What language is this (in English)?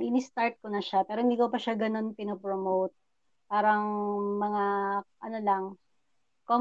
Filipino